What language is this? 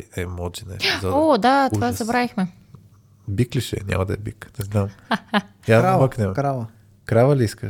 Bulgarian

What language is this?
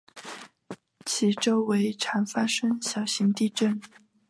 Chinese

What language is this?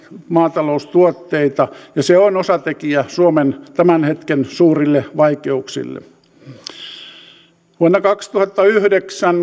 Finnish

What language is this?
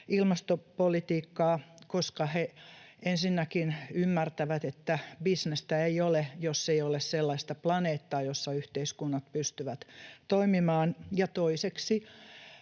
Finnish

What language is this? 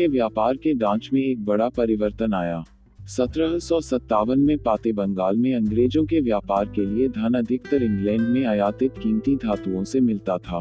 Hindi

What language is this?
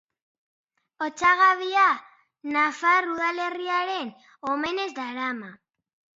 Basque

